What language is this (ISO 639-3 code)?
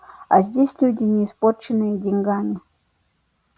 rus